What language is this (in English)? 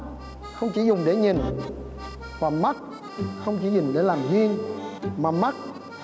Vietnamese